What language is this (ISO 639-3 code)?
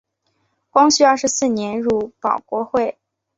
zho